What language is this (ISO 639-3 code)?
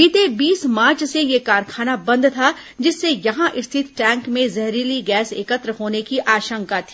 hin